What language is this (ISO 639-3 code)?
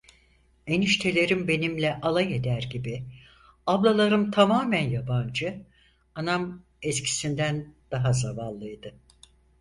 tur